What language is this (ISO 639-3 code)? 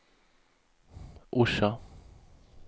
swe